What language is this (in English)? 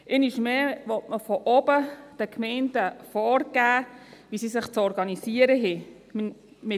Swiss German